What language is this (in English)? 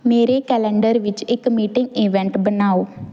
Punjabi